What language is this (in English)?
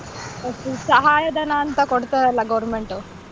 Kannada